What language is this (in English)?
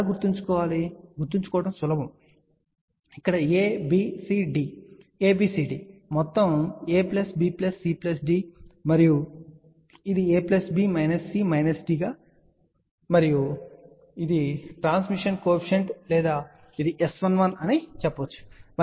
Telugu